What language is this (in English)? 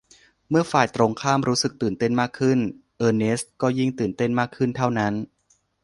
Thai